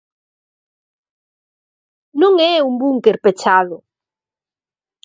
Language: Galician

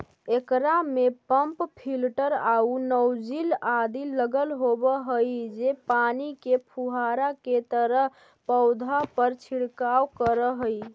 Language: Magahi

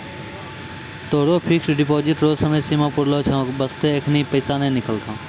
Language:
Maithili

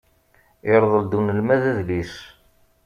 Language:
Kabyle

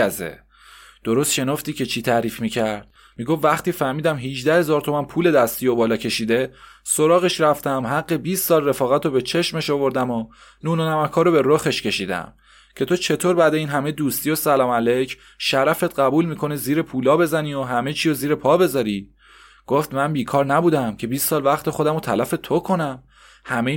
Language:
Persian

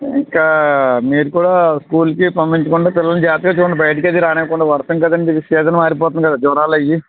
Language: Telugu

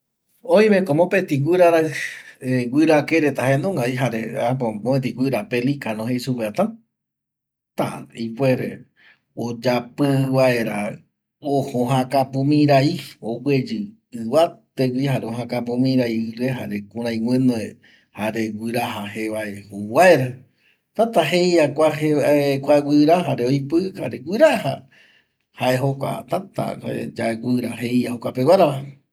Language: Eastern Bolivian Guaraní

